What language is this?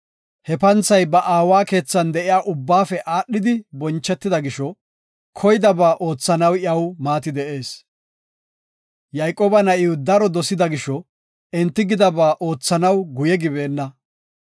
Gofa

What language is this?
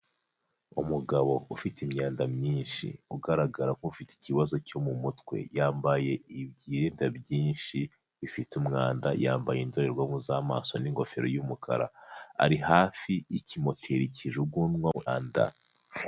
Kinyarwanda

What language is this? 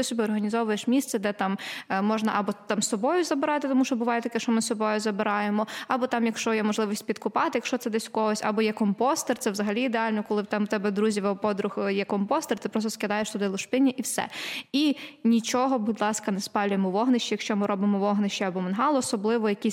Ukrainian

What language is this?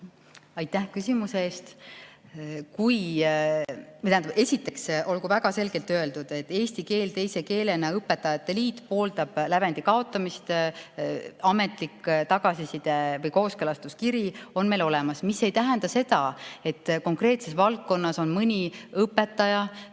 Estonian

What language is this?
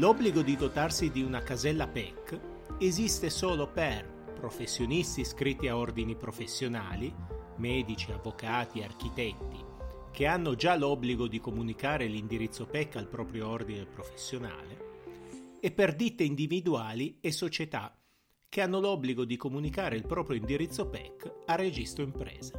Italian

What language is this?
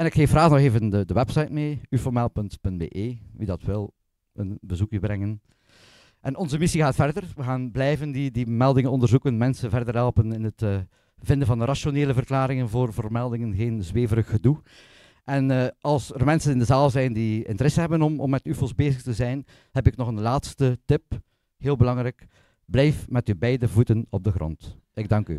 Dutch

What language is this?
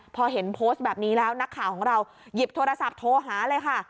Thai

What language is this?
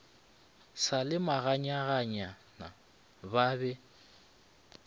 Northern Sotho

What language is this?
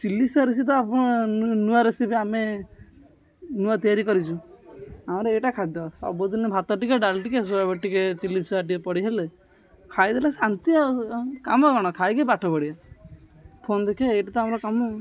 Odia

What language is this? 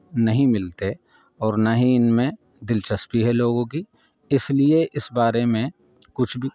Urdu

